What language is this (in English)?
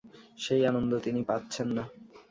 Bangla